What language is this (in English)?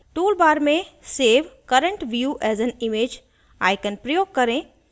Hindi